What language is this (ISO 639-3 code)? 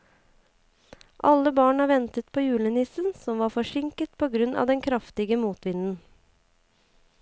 nor